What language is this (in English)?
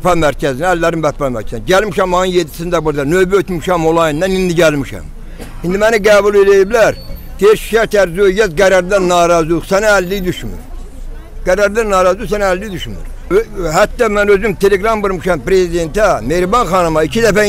Turkish